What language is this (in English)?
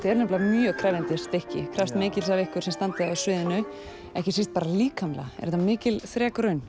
Icelandic